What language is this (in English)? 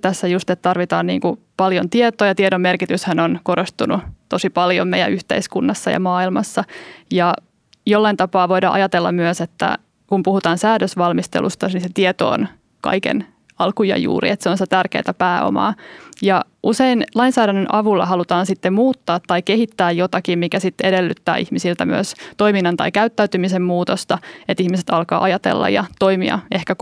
Finnish